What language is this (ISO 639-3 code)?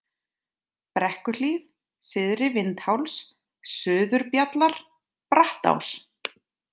isl